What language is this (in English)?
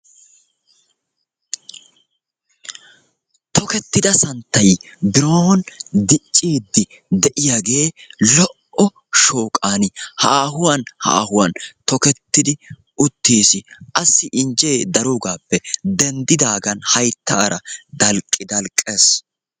Wolaytta